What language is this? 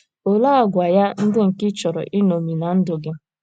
Igbo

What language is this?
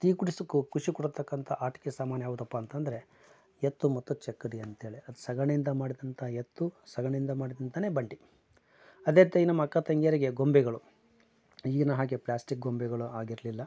Kannada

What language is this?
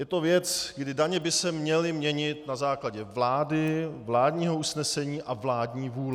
Czech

